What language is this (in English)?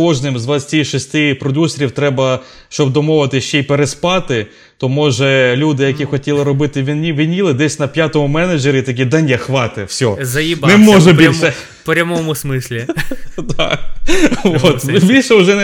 Ukrainian